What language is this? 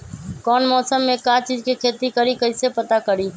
Magahi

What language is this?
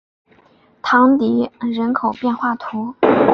Chinese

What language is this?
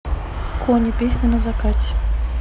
Russian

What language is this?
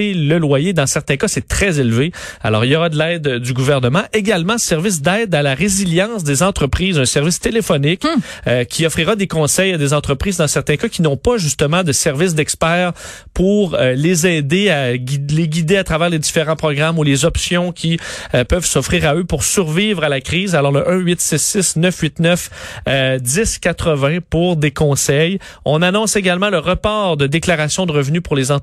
French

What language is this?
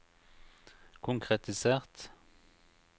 Norwegian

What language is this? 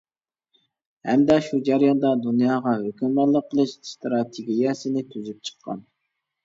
Uyghur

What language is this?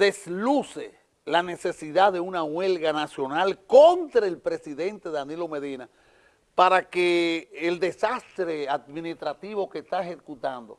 Spanish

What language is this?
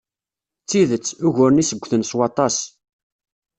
Kabyle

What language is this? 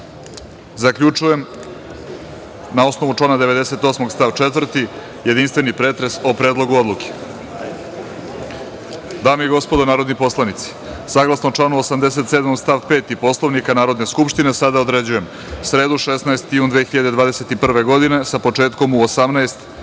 Serbian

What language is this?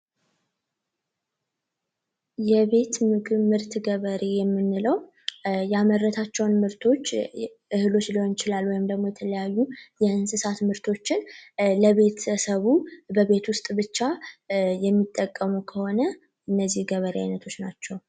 Amharic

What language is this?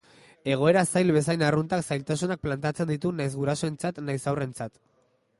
Basque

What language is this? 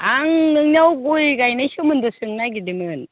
Bodo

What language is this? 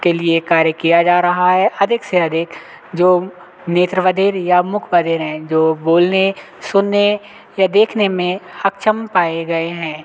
Hindi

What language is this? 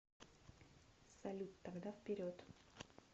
Russian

